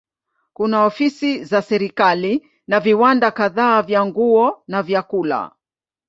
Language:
Swahili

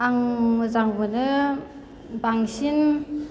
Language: Bodo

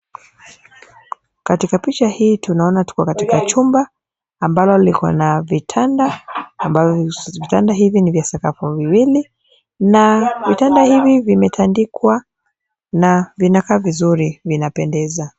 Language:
Swahili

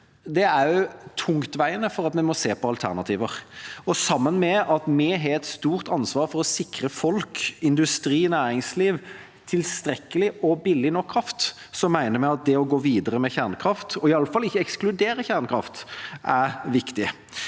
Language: Norwegian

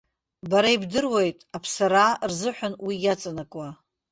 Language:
Abkhazian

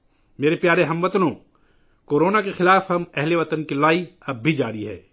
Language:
Urdu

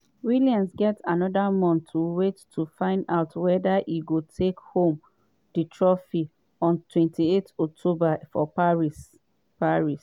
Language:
Nigerian Pidgin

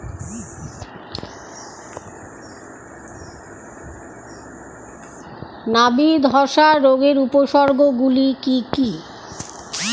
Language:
Bangla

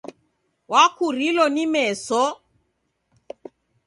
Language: Taita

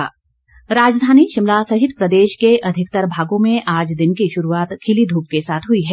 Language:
Hindi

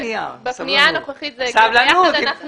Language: Hebrew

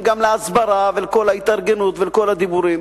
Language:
Hebrew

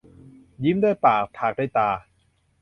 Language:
Thai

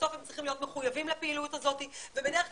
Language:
Hebrew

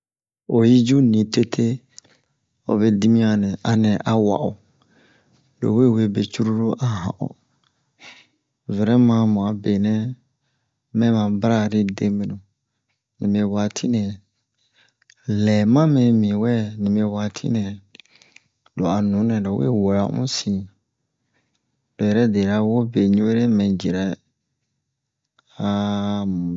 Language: Bomu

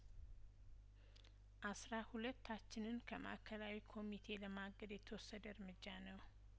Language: Amharic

